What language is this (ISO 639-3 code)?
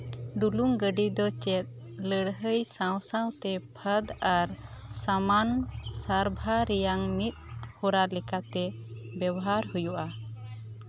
sat